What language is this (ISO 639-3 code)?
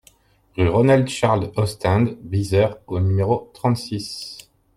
fra